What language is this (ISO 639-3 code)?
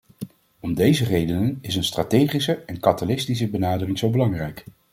nld